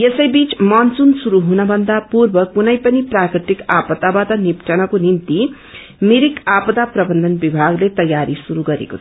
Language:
Nepali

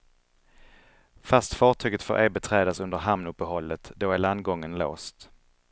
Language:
Swedish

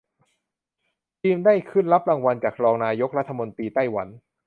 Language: Thai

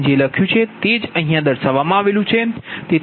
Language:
Gujarati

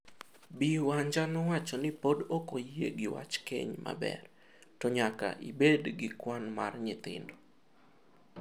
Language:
Luo (Kenya and Tanzania)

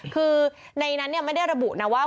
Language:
Thai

